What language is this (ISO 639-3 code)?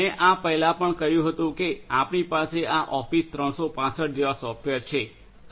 guj